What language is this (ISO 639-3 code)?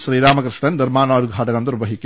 mal